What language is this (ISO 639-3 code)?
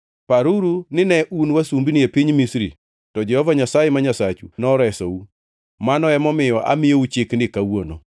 luo